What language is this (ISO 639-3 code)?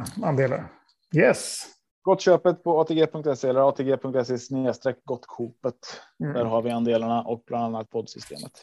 swe